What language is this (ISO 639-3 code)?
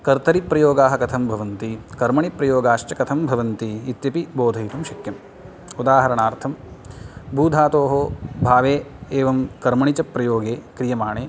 san